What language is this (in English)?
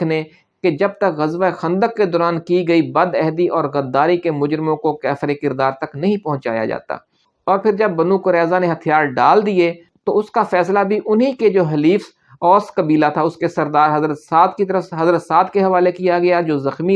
Urdu